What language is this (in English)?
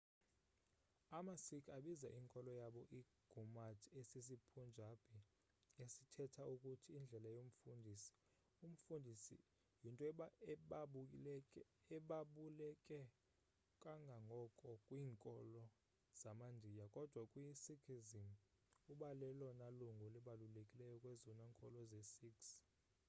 Xhosa